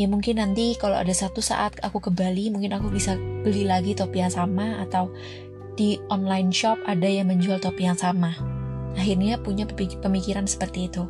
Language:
Indonesian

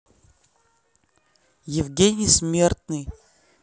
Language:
Russian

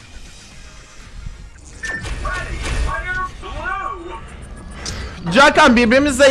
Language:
Turkish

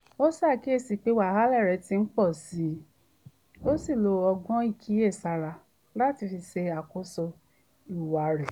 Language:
Yoruba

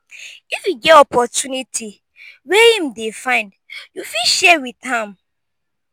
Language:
Nigerian Pidgin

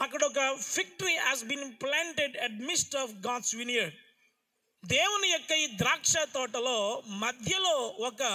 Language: Indonesian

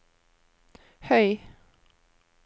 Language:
Norwegian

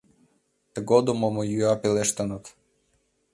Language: Mari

